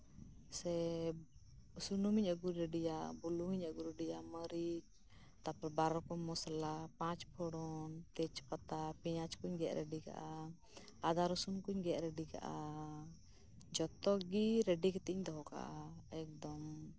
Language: Santali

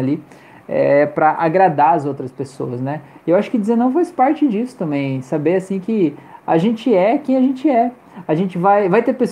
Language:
Portuguese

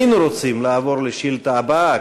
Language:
Hebrew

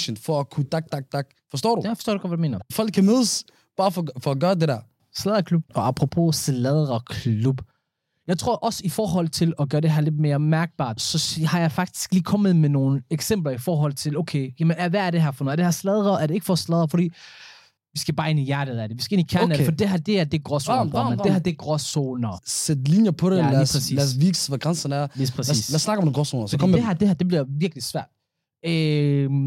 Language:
Danish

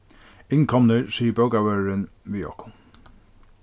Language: Faroese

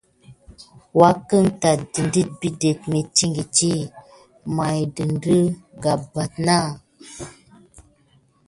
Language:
Gidar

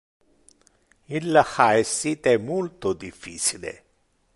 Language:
Interlingua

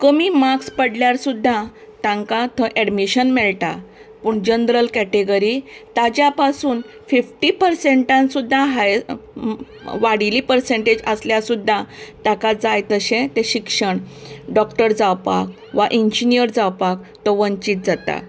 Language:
Konkani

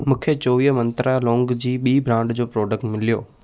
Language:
Sindhi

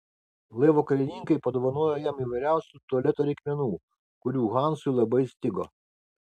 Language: Lithuanian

